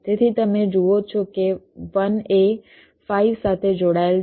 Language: Gujarati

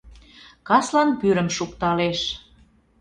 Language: Mari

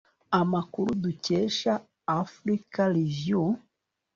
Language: Kinyarwanda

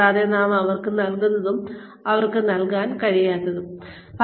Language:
Malayalam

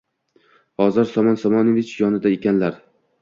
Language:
Uzbek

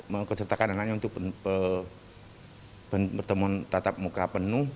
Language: Indonesian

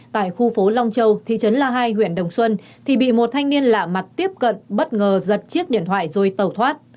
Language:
Vietnamese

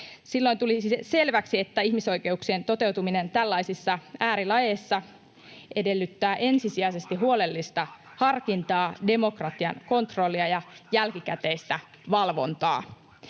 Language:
Finnish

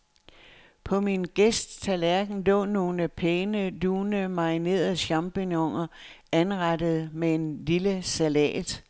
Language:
Danish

